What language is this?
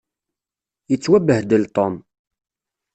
Kabyle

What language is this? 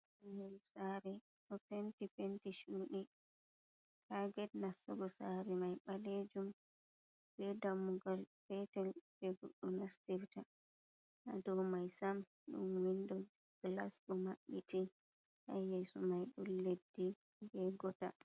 Fula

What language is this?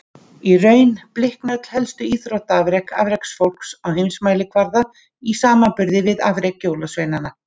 Icelandic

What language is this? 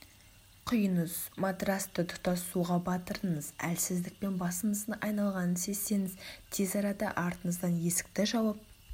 Kazakh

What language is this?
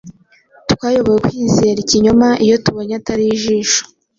Kinyarwanda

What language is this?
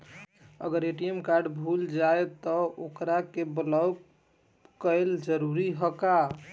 Bhojpuri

